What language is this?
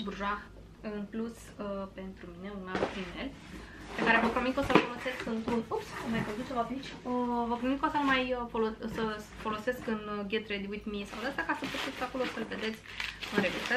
Romanian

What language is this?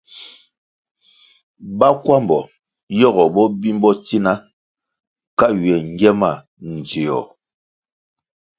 Kwasio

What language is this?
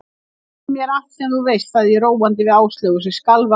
Icelandic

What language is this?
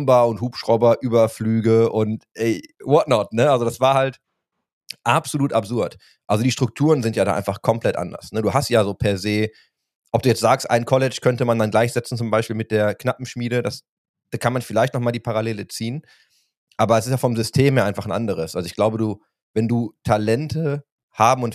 German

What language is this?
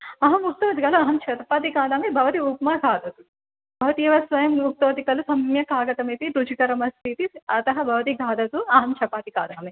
Sanskrit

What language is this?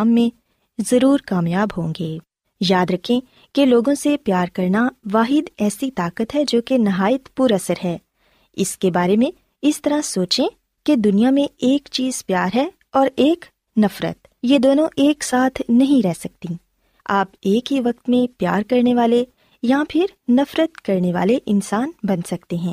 Urdu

